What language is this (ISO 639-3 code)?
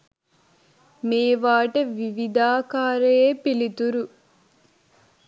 sin